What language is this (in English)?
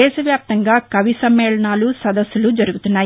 Telugu